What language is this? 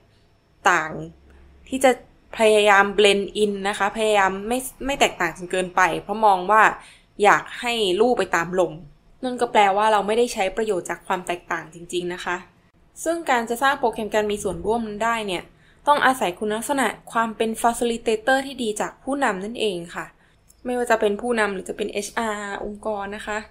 Thai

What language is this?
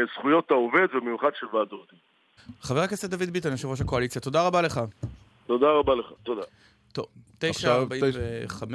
Hebrew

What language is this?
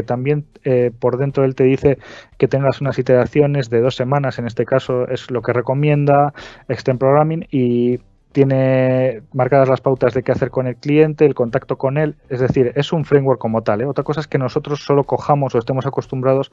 Spanish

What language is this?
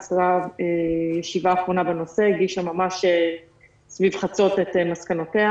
Hebrew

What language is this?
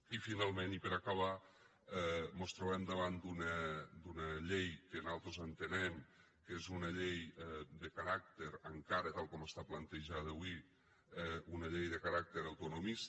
Catalan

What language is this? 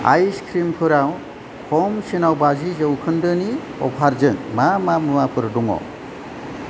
Bodo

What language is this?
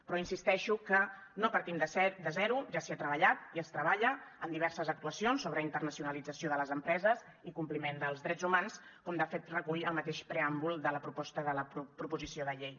Catalan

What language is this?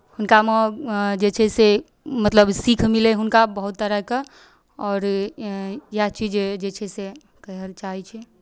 Maithili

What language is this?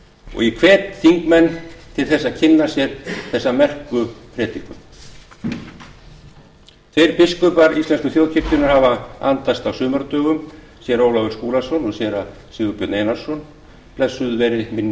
Icelandic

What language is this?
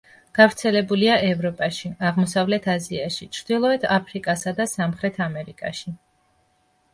Georgian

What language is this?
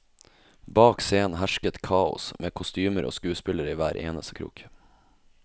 Norwegian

